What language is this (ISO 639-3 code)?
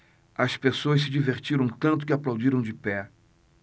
por